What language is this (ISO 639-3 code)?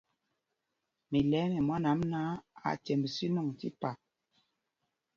mgg